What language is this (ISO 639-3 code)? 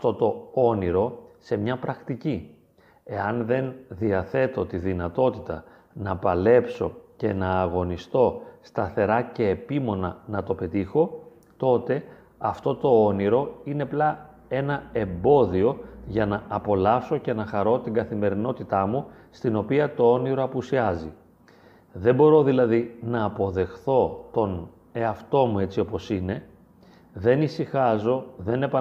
ell